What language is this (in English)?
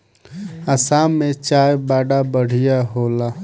Bhojpuri